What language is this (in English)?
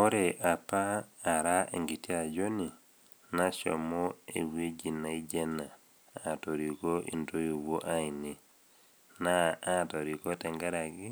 Masai